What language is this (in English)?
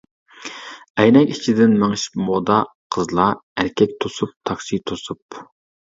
Uyghur